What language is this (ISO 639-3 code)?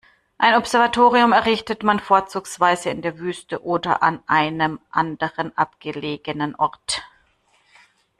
deu